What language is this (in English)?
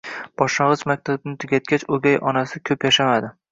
Uzbek